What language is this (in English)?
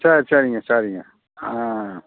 Tamil